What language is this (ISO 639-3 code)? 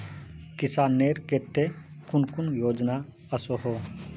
mag